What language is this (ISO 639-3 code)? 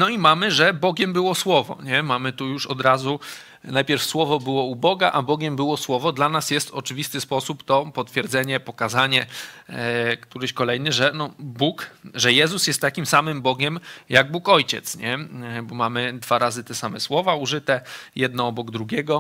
pol